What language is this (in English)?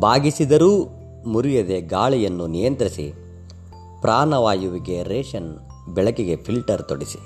Kannada